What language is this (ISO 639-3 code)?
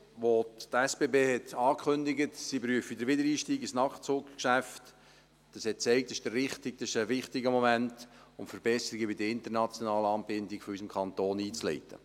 gsw